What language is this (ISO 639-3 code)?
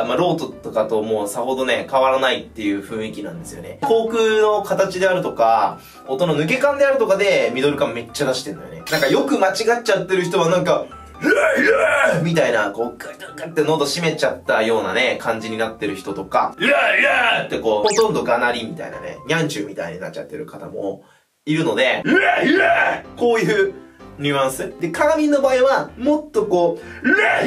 jpn